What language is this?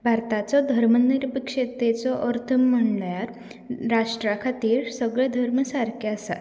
Konkani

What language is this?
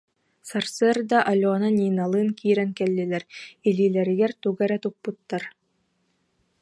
Yakut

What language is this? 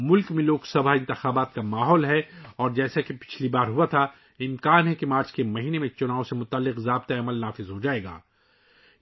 Urdu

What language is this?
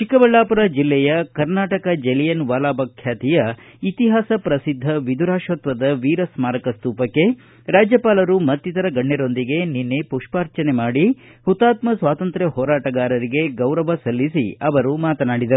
Kannada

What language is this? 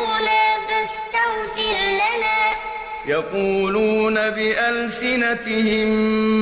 Arabic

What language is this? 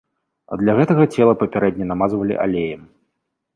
Belarusian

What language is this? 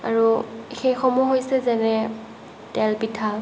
Assamese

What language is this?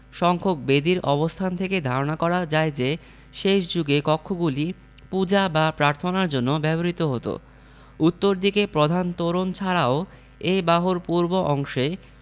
Bangla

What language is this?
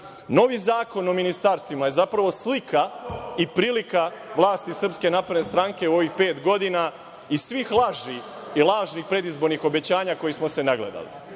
Serbian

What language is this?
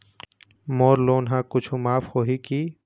Chhattisgarhi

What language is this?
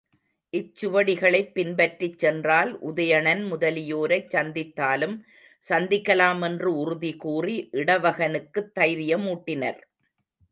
Tamil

